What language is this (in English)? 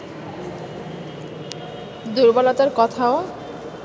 Bangla